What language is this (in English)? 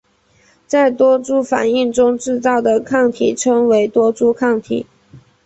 Chinese